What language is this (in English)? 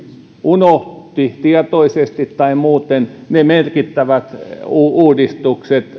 Finnish